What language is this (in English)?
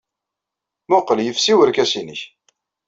Kabyle